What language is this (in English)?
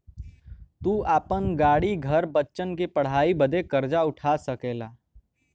Bhojpuri